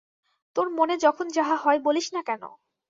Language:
Bangla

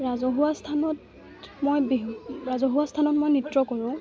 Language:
Assamese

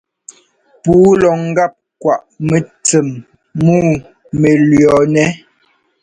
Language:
Ngomba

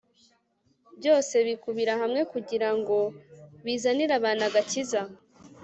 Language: Kinyarwanda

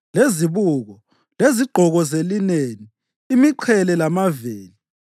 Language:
North Ndebele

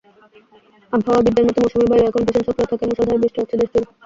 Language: Bangla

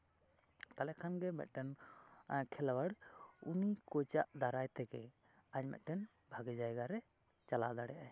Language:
Santali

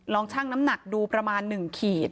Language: Thai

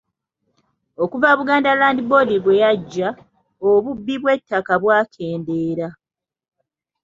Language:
Ganda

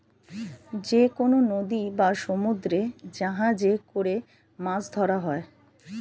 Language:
Bangla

